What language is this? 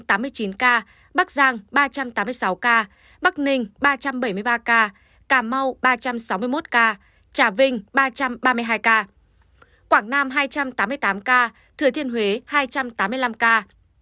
Vietnamese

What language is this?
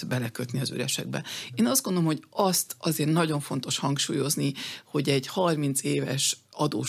Hungarian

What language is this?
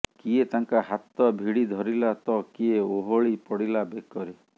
Odia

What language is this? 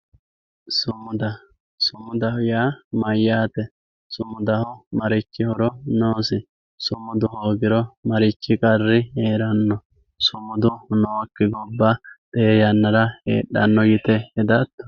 Sidamo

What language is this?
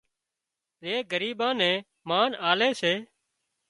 Wadiyara Koli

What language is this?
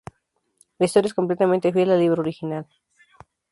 Spanish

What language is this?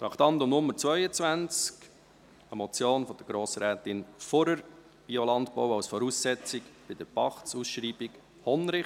Swiss German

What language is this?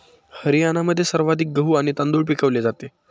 Marathi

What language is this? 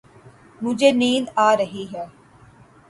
Urdu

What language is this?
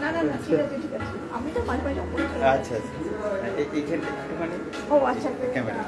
Romanian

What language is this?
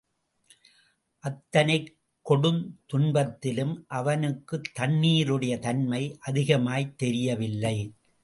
Tamil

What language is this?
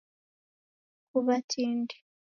Taita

